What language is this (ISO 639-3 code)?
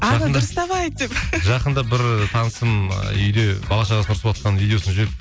kaz